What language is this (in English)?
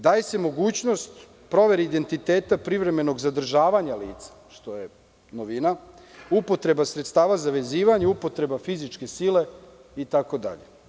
Serbian